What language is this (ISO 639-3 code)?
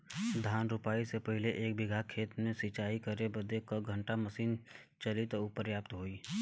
bho